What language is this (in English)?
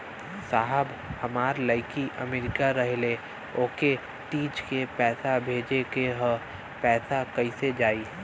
Bhojpuri